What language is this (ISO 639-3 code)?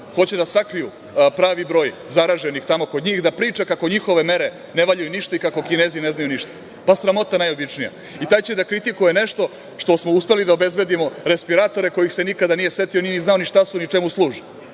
srp